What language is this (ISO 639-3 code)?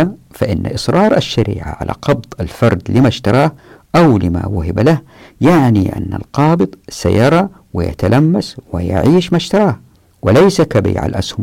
ara